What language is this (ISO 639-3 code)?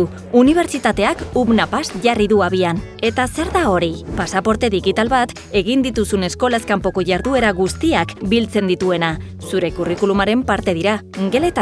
eus